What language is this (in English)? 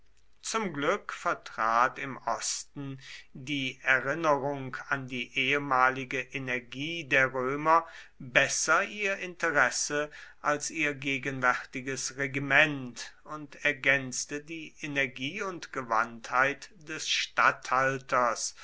German